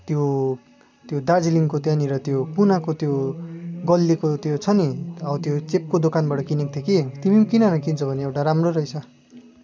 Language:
Nepali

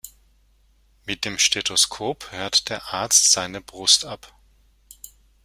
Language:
German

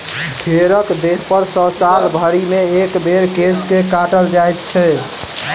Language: Maithili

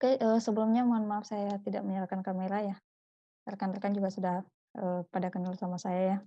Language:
Indonesian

